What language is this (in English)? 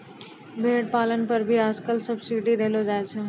Maithili